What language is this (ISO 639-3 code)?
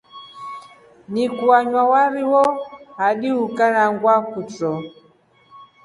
rof